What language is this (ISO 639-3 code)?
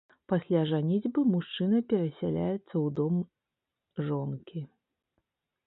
bel